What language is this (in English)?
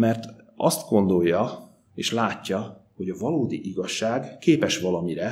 Hungarian